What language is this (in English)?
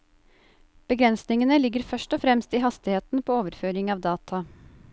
Norwegian